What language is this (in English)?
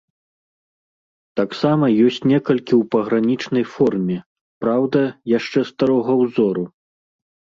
Belarusian